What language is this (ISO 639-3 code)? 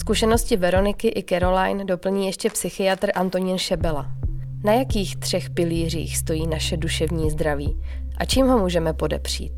ces